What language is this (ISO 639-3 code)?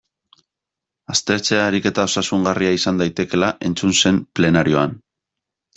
eus